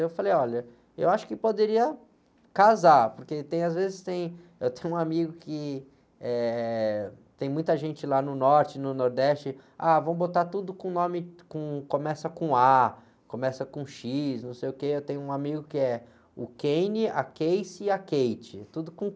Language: Portuguese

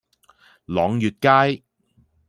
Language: Cantonese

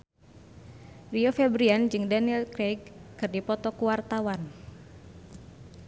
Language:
Sundanese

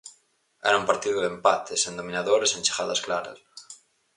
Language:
Galician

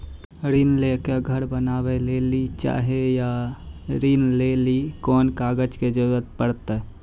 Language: Maithili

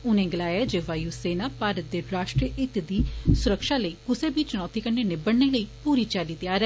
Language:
Dogri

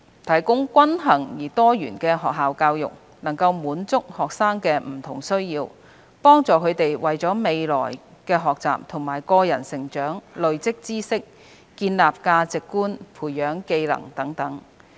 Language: Cantonese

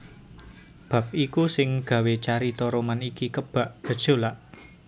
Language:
Javanese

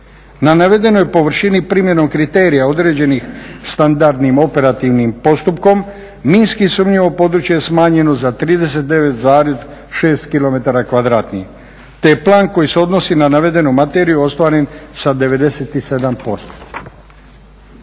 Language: Croatian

